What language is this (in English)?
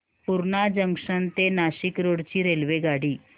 Marathi